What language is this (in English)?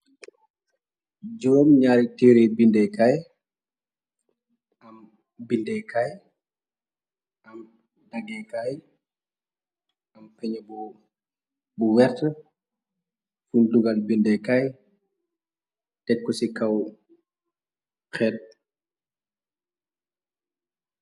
Wolof